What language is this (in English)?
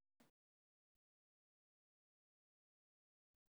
Somali